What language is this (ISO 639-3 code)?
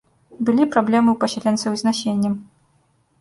bel